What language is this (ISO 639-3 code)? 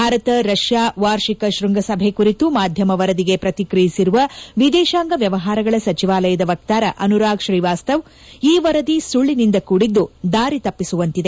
kan